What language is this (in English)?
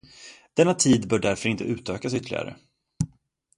Swedish